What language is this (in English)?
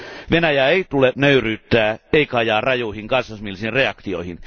Finnish